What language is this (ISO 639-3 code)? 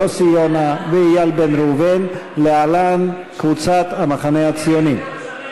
heb